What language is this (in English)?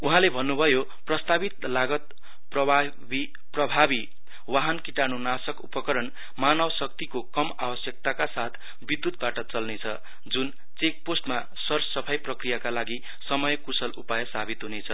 Nepali